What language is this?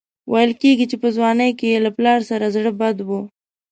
Pashto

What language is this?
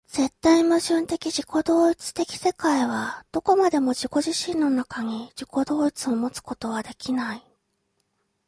Japanese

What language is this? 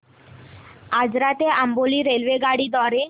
Marathi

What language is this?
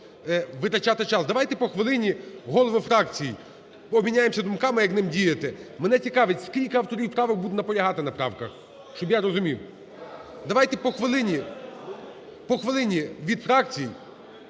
Ukrainian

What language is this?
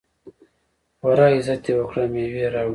Pashto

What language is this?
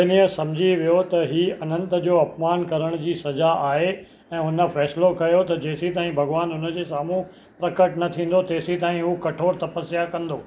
Sindhi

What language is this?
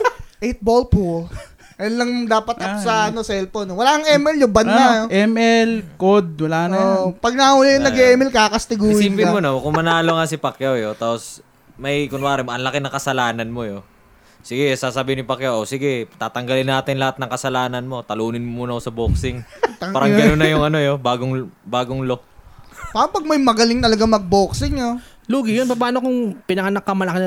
Filipino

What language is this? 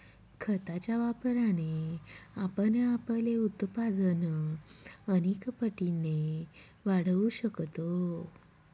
Marathi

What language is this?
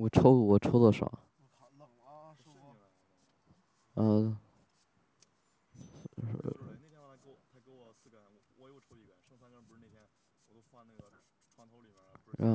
Chinese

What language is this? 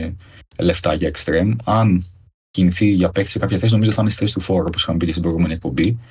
Greek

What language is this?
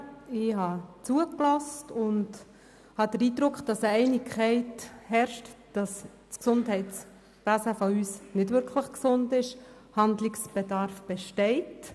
Swiss German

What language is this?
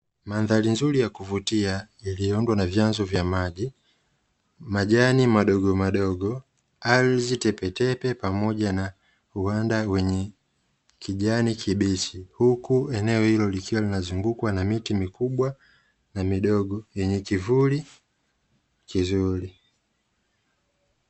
Swahili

